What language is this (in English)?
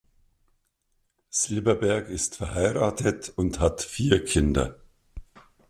German